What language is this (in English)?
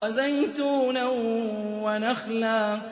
Arabic